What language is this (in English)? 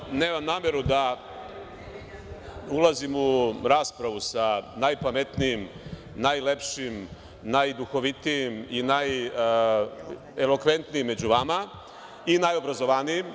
Serbian